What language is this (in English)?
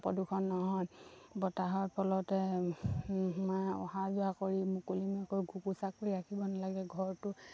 Assamese